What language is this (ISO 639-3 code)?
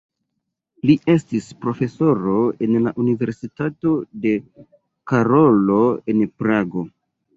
epo